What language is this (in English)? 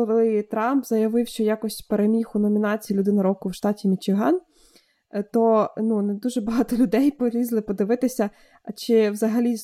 Ukrainian